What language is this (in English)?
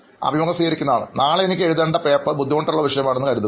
Malayalam